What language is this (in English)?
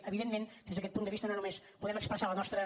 Catalan